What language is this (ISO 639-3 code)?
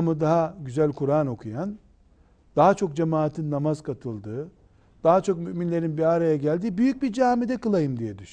tur